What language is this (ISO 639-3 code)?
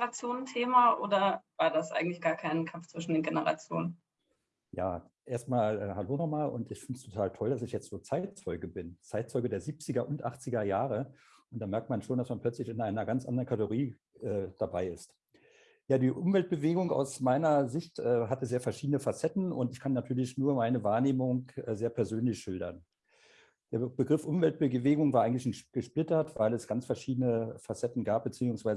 deu